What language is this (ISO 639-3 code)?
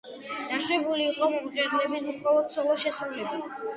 kat